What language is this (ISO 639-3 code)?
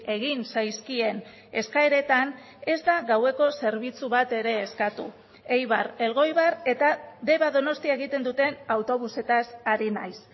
eus